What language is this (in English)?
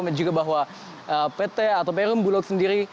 Indonesian